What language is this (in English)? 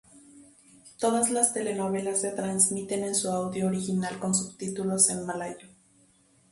Spanish